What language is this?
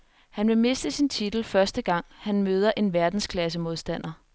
Danish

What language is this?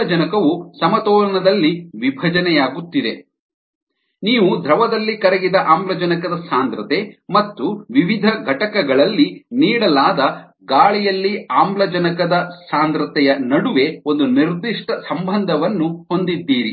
Kannada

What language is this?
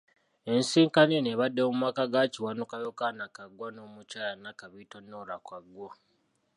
Ganda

